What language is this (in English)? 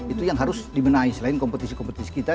Indonesian